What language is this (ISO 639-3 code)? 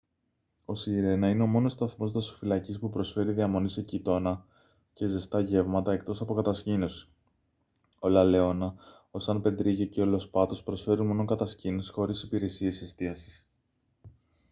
ell